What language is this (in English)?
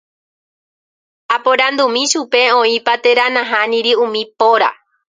Guarani